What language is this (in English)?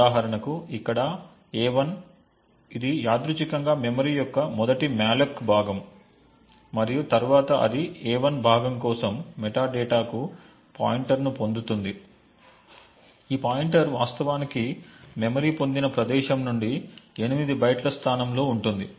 Telugu